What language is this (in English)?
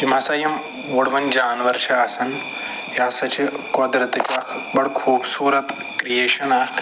Kashmiri